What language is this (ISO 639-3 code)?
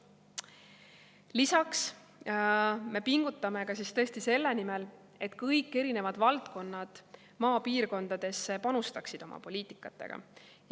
est